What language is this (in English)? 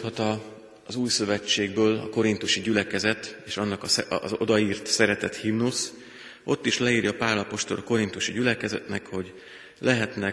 Hungarian